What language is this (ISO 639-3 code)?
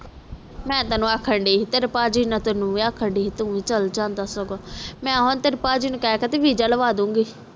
pan